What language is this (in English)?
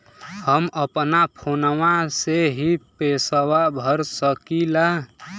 Bhojpuri